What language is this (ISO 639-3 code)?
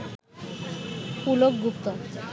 ben